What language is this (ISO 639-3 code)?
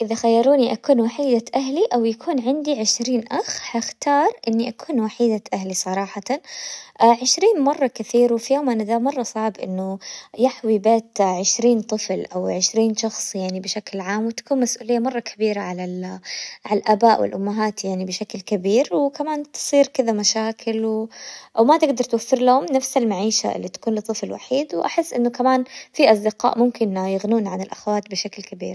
acw